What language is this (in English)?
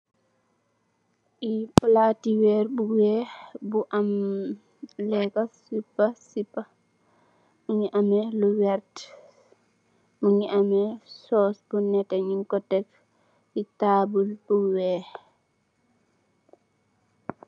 Wolof